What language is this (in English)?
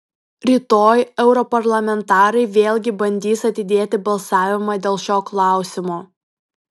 Lithuanian